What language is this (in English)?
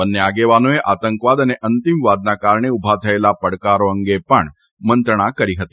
Gujarati